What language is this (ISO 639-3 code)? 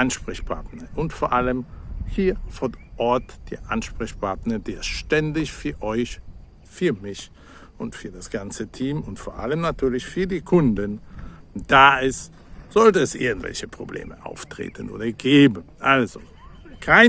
deu